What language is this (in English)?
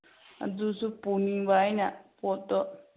Manipuri